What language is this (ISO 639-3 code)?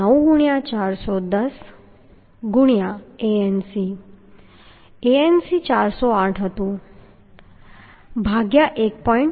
guj